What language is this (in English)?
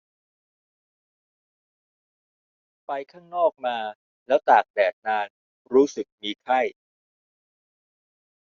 Thai